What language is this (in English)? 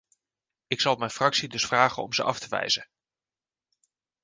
Dutch